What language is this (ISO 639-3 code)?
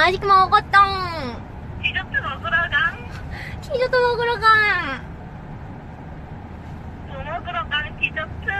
kor